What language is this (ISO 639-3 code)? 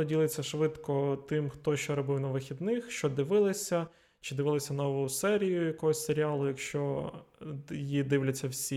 ukr